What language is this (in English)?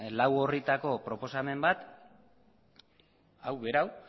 Basque